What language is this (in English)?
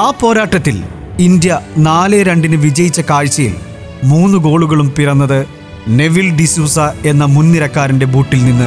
Malayalam